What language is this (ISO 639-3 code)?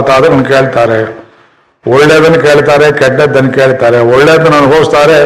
kan